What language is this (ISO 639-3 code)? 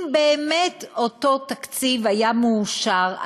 heb